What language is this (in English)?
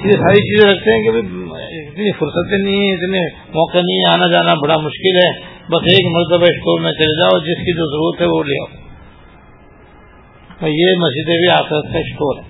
Urdu